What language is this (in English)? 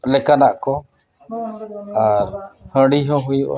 Santali